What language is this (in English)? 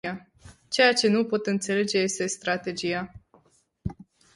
Romanian